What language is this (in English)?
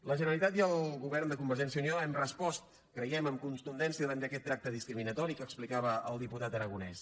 Catalan